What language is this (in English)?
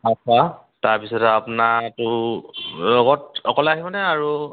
Assamese